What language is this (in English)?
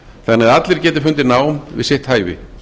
Icelandic